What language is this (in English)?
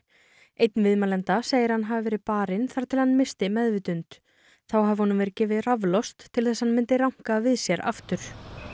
Icelandic